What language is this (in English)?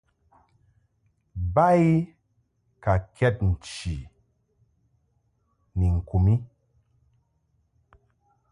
Mungaka